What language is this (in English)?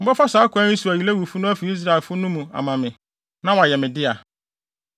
Akan